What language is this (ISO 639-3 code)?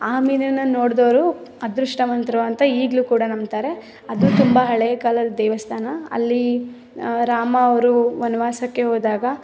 kan